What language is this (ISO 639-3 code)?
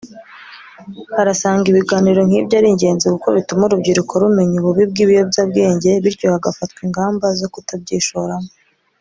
kin